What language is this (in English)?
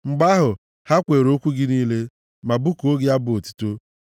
Igbo